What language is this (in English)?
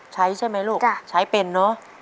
Thai